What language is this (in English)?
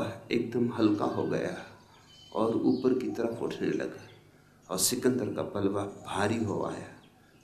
Hindi